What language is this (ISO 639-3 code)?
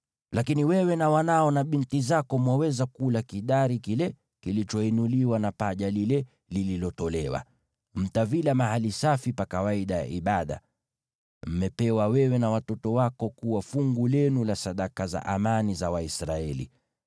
swa